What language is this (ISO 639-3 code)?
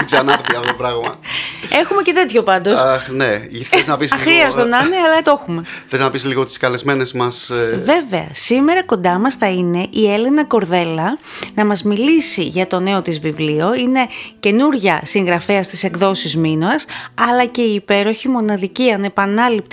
ell